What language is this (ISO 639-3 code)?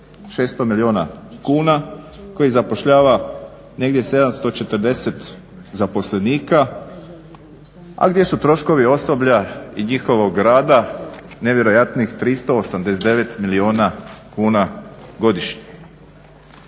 hrv